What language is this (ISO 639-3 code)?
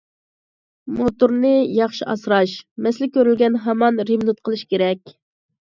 uig